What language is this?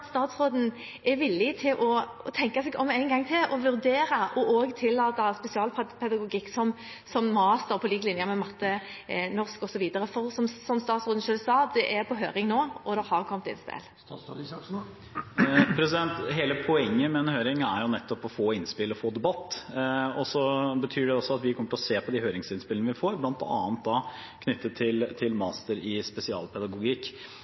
Norwegian Bokmål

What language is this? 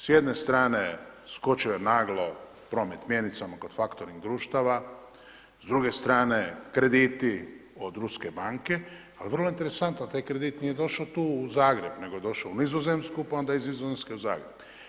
Croatian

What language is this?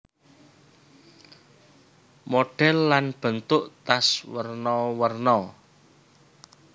Javanese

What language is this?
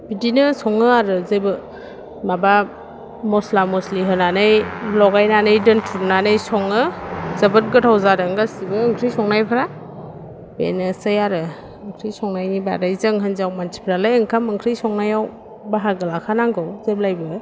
Bodo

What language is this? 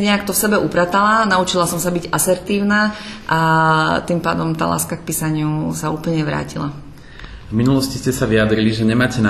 Slovak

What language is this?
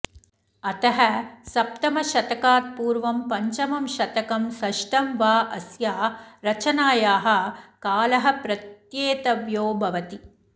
Sanskrit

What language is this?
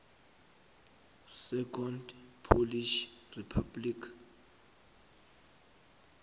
South Ndebele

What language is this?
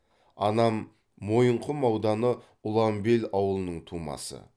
Kazakh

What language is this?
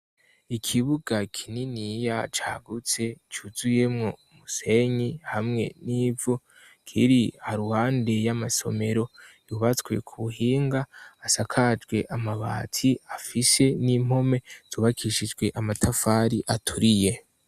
Rundi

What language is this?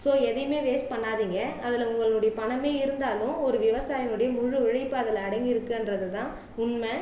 Tamil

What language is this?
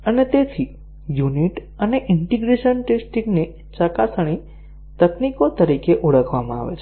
Gujarati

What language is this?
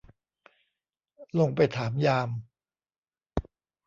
Thai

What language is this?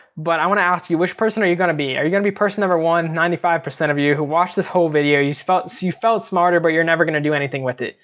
English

